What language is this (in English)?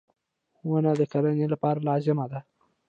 Pashto